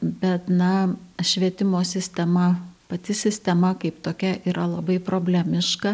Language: Lithuanian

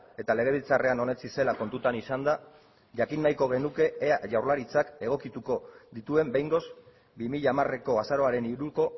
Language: Basque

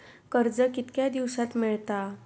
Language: Marathi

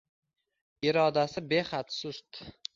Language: Uzbek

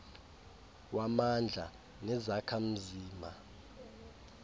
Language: Xhosa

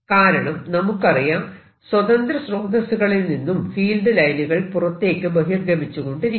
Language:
Malayalam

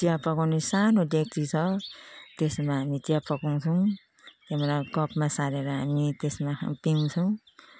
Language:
Nepali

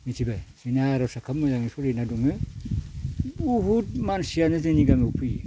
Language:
Bodo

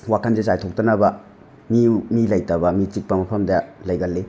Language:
Manipuri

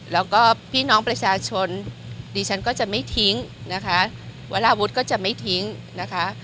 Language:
Thai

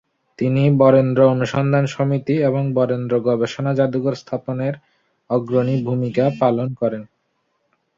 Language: Bangla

